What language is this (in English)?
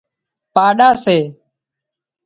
Wadiyara Koli